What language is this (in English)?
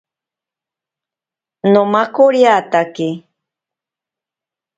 Ashéninka Perené